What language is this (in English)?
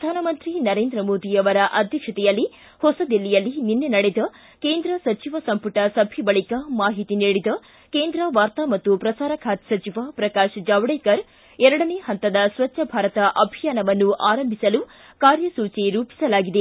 Kannada